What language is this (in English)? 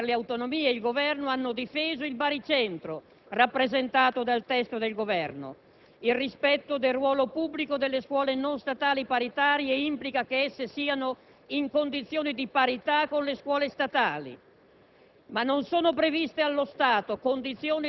Italian